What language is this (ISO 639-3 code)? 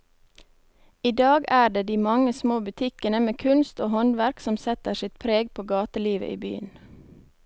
nor